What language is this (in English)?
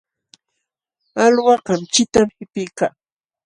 Jauja Wanca Quechua